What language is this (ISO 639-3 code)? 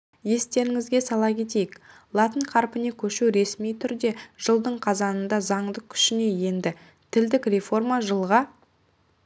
kaz